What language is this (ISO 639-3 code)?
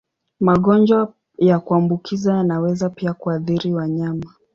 swa